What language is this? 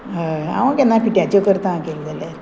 Konkani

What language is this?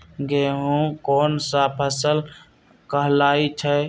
Magahi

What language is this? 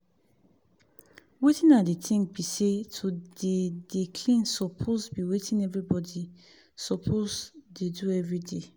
Nigerian Pidgin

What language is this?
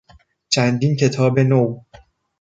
Persian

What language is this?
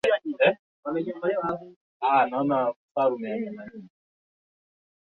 Swahili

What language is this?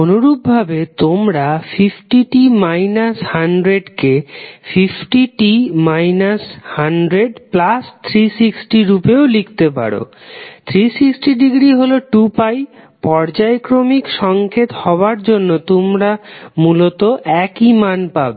Bangla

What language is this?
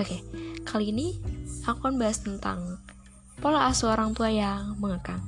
Indonesian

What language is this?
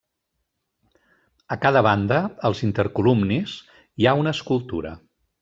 Catalan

